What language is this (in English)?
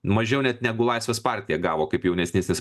Lithuanian